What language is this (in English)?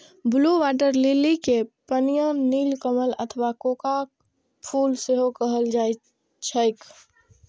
Maithili